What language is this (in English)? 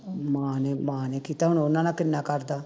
Punjabi